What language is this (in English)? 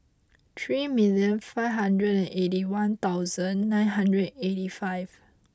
English